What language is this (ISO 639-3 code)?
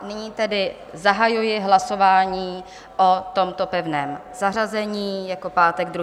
ces